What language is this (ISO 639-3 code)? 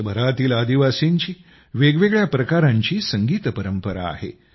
mar